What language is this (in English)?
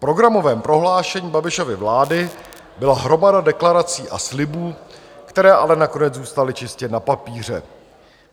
Czech